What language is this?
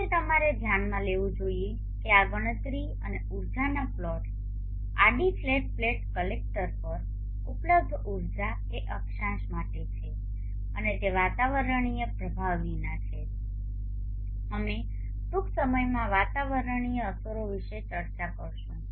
Gujarati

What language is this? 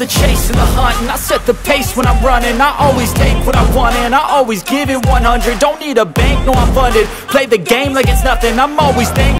Hindi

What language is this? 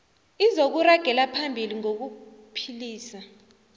South Ndebele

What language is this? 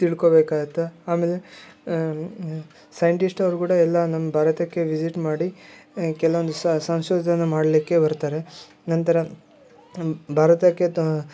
Kannada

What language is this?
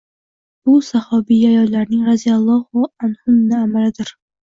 Uzbek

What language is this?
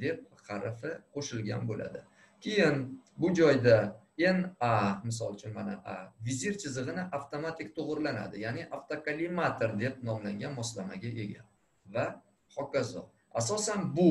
Turkish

